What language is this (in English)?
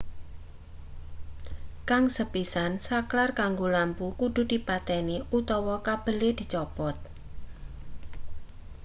Javanese